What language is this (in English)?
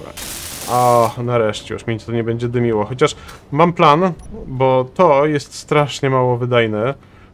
Polish